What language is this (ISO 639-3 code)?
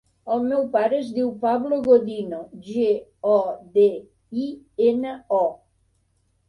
cat